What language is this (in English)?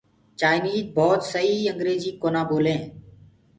Gurgula